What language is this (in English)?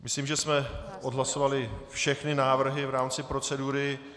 Czech